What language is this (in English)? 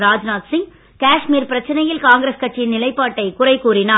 Tamil